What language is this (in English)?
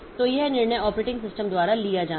Hindi